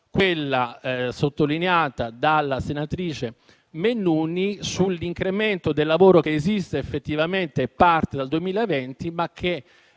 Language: Italian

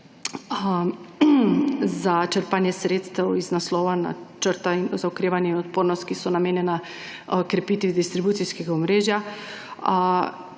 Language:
Slovenian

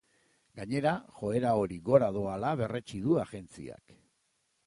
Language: Basque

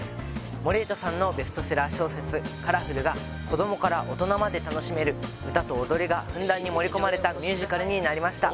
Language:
Japanese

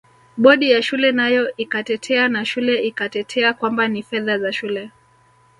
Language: Swahili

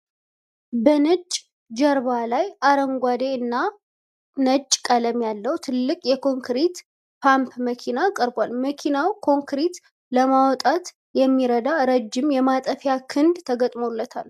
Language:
Amharic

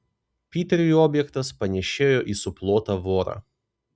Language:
Lithuanian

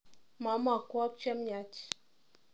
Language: Kalenjin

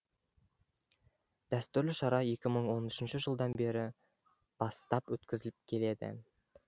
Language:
Kazakh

